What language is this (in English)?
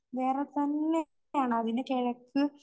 Malayalam